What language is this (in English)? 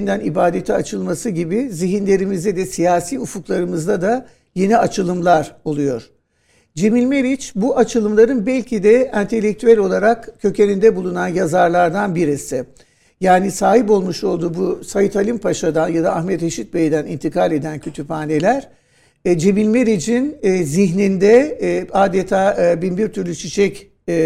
Turkish